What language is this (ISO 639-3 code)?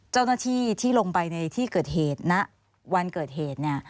tha